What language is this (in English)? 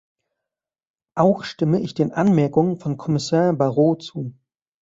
German